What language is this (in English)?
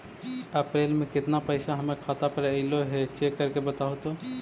Magahi